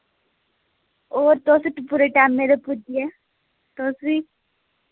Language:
Dogri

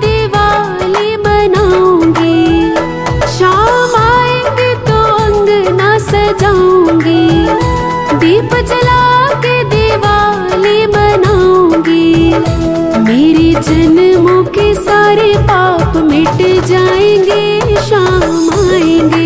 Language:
Hindi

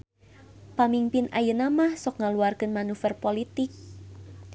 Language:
Sundanese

